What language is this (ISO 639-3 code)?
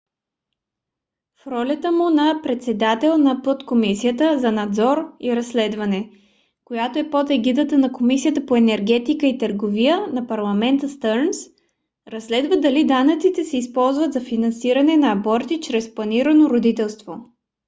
bul